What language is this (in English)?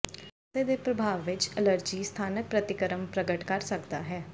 Punjabi